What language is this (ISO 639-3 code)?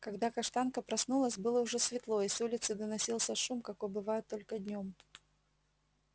rus